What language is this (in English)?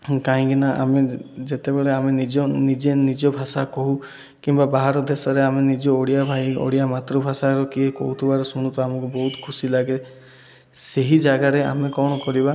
Odia